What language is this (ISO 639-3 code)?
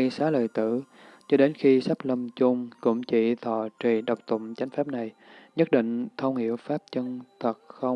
vie